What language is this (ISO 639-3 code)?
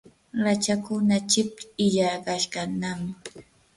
qur